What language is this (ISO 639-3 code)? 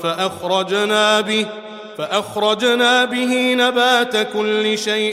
ara